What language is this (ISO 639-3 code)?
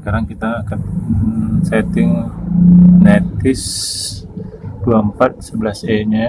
ind